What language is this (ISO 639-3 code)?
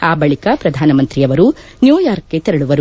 kan